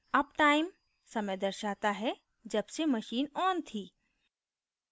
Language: Hindi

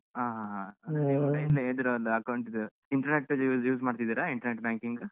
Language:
Kannada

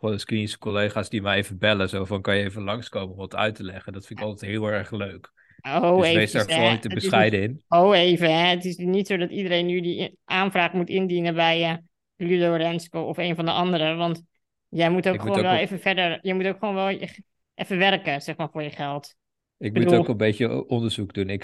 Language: Dutch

